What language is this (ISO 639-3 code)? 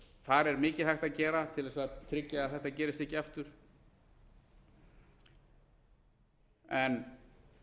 isl